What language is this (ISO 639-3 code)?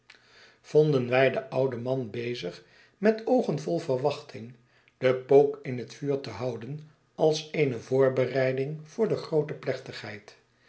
nld